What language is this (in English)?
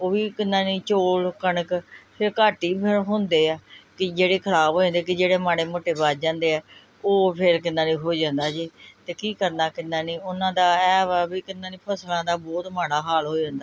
Punjabi